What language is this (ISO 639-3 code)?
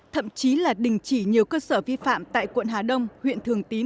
vie